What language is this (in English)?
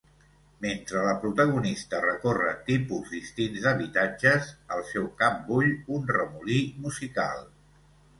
Catalan